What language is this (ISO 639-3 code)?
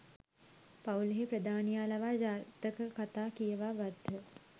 sin